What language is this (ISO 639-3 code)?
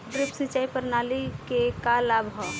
bho